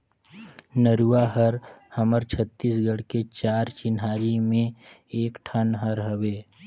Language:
Chhattisgarhi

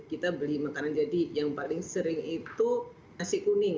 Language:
Indonesian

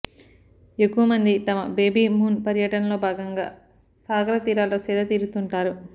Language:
Telugu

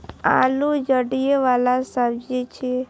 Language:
Maithili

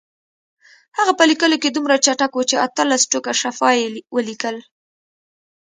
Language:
Pashto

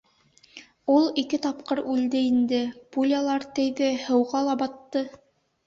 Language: Bashkir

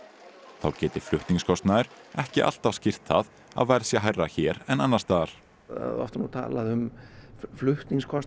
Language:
Icelandic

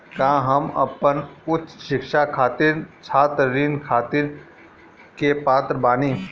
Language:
Bhojpuri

